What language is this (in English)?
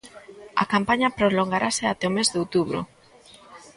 Galician